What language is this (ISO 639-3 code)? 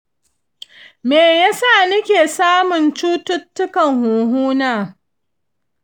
hau